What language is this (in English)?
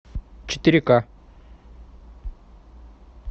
Russian